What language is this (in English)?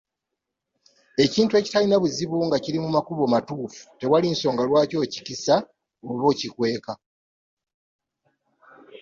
Ganda